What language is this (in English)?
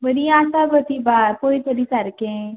Konkani